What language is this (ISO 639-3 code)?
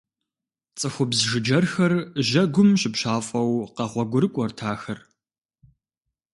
kbd